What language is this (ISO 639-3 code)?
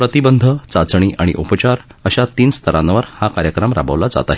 mar